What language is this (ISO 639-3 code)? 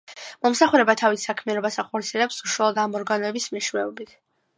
kat